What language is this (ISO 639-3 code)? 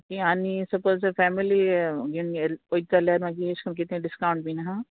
kok